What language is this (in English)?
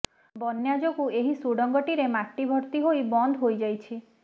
Odia